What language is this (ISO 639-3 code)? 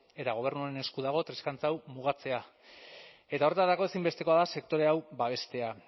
eus